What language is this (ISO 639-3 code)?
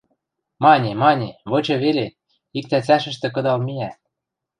mrj